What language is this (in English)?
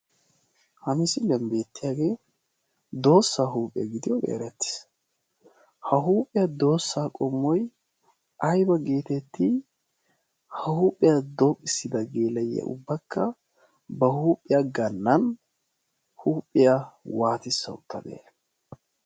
Wolaytta